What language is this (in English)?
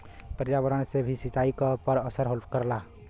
Bhojpuri